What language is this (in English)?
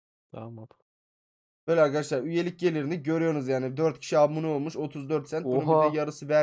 Turkish